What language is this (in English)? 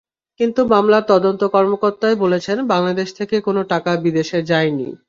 Bangla